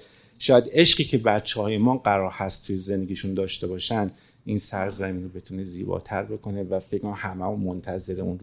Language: Persian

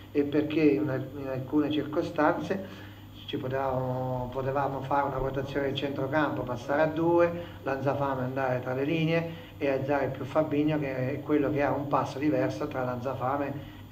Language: Italian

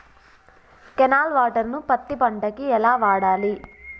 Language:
Telugu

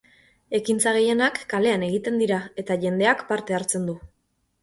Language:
Basque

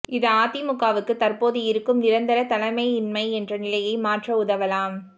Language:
Tamil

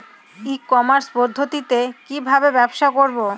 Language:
Bangla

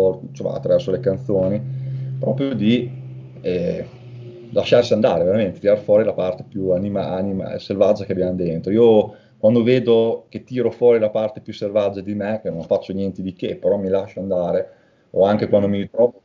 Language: Italian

